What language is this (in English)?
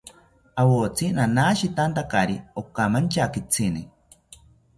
South Ucayali Ashéninka